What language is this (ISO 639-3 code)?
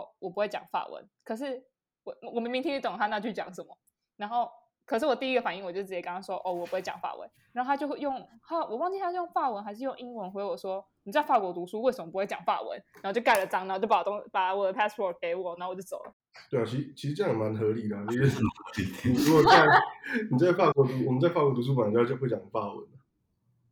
zho